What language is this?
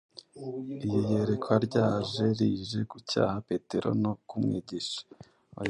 Kinyarwanda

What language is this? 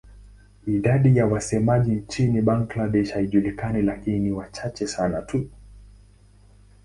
Swahili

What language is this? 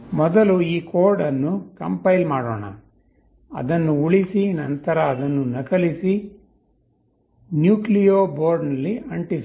Kannada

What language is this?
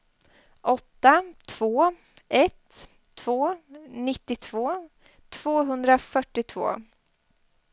Swedish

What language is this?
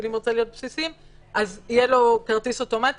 Hebrew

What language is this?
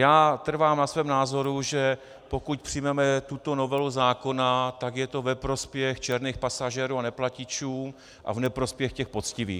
Czech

